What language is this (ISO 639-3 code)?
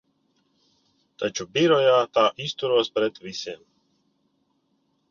lav